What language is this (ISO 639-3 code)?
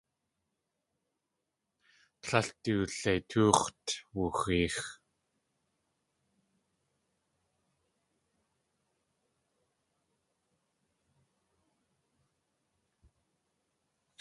tli